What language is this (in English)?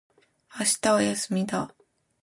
Japanese